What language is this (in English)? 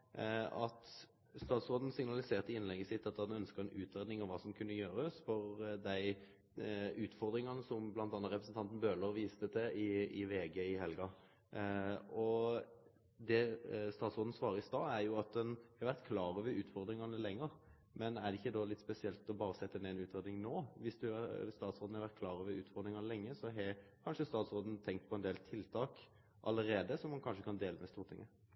Norwegian Nynorsk